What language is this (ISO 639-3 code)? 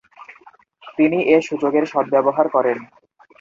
ben